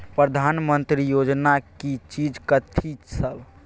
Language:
Maithili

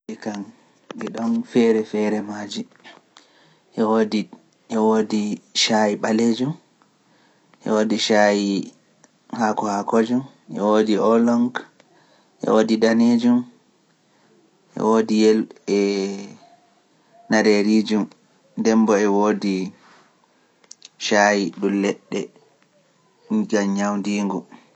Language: Pular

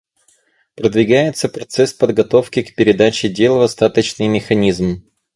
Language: Russian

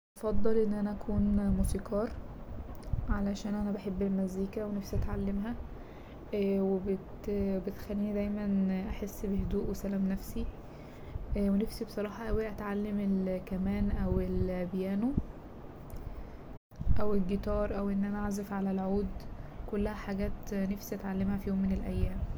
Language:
Egyptian Arabic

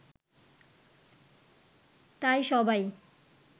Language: Bangla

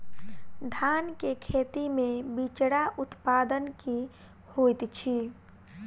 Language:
Maithili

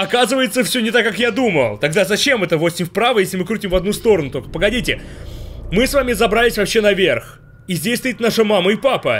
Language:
Russian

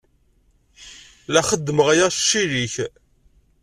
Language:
Kabyle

